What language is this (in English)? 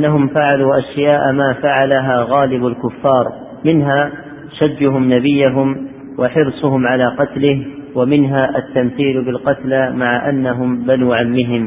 Arabic